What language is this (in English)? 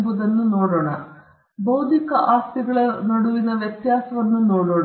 Kannada